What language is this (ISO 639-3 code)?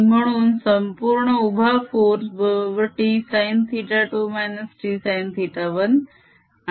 mar